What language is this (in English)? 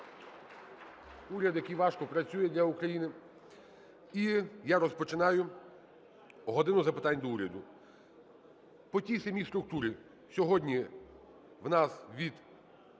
Ukrainian